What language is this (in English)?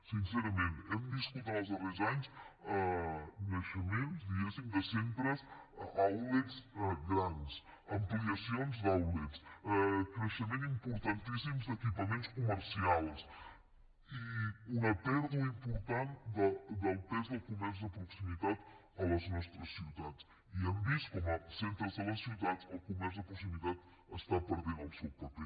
Catalan